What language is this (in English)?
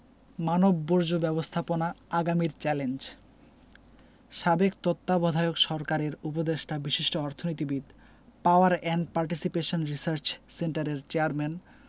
Bangla